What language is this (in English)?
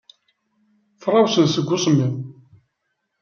Kabyle